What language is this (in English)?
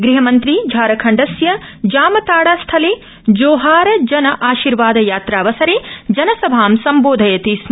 Sanskrit